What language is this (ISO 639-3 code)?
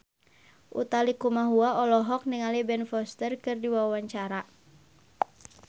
sun